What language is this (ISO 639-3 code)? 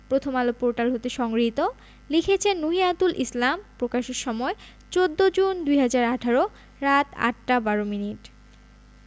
ben